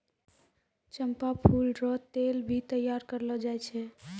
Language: Maithili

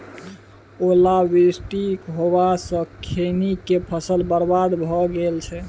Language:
Maithili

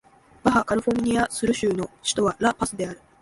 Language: Japanese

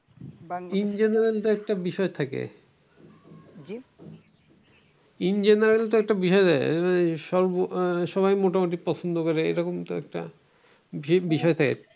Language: Bangla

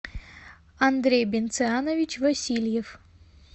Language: Russian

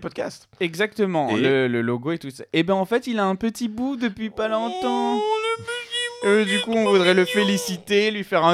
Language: French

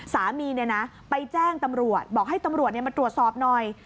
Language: Thai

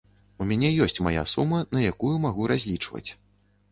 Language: Belarusian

